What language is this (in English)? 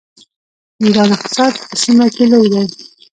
Pashto